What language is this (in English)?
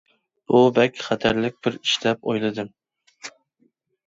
Uyghur